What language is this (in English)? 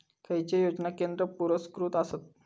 Marathi